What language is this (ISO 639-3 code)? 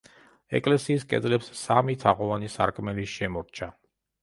kat